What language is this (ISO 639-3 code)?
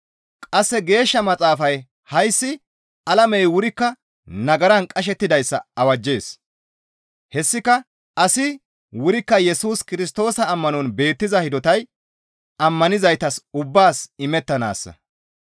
gmv